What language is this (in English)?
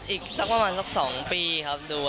Thai